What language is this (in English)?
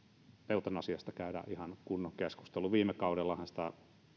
Finnish